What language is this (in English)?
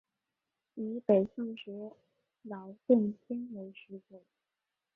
Chinese